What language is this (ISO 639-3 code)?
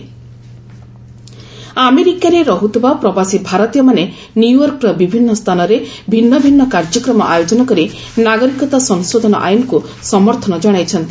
ori